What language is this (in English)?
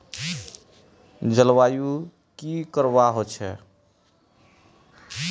Magahi